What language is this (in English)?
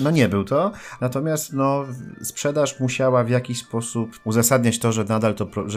Polish